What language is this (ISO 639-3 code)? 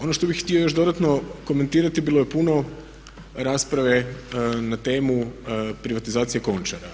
hrv